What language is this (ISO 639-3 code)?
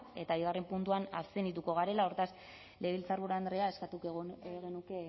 eus